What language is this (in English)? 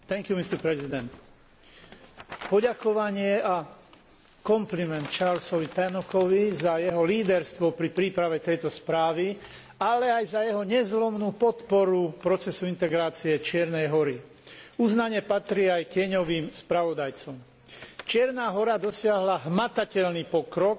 Slovak